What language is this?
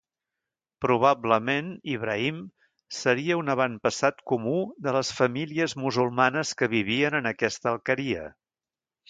Catalan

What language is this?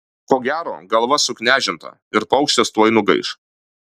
Lithuanian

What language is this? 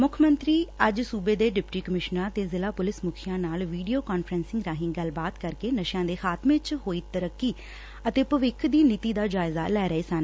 Punjabi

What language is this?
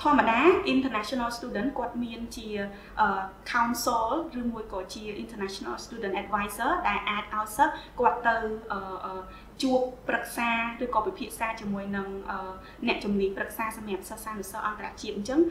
Vietnamese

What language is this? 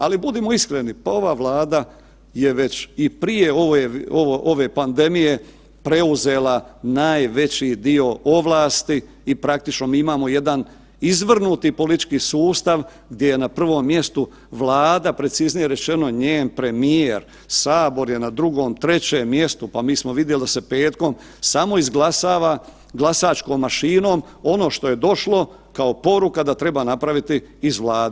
Croatian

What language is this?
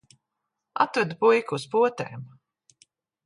Latvian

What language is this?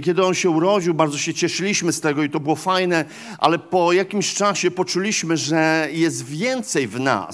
Polish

